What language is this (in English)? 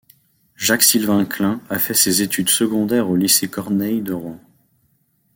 French